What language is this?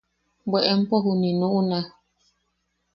Yaqui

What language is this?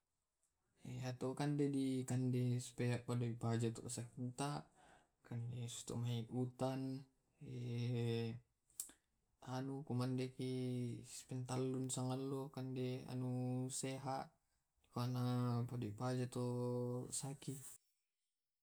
Tae'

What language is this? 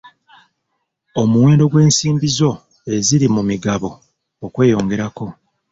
Ganda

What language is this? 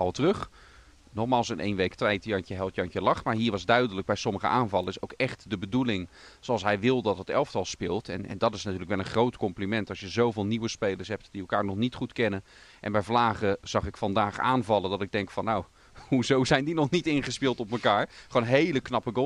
Dutch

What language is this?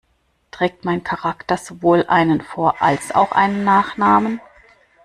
German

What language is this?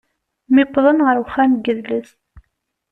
Kabyle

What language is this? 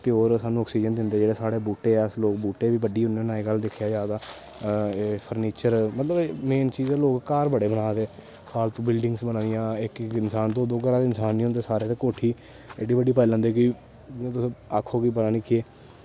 Dogri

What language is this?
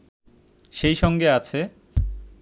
Bangla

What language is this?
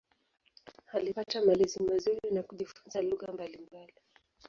Swahili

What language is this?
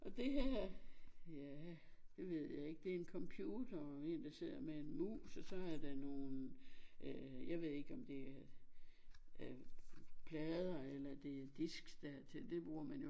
Danish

